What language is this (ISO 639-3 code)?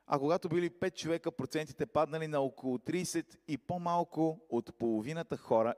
bul